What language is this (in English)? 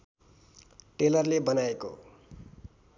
Nepali